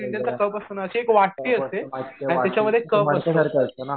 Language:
Marathi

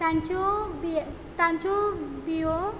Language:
Konkani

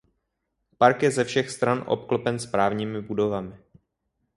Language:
Czech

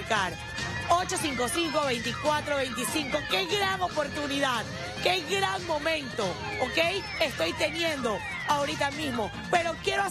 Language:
Spanish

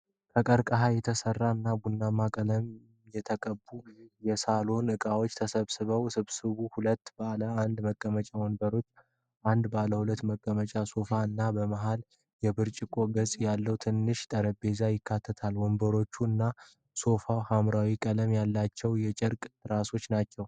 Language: Amharic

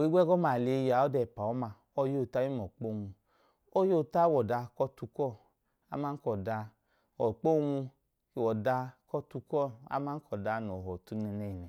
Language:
Idoma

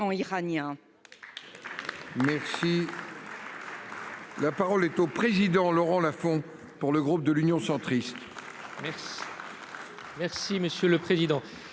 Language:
French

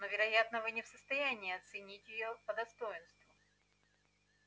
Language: Russian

